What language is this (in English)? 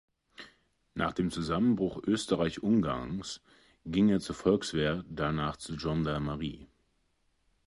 German